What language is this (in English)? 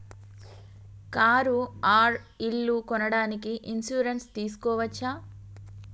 Telugu